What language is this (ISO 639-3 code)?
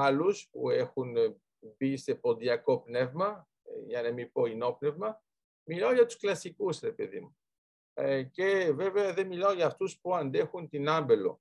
ell